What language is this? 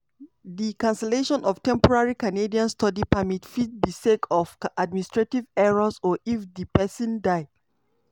Nigerian Pidgin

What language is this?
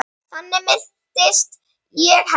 Icelandic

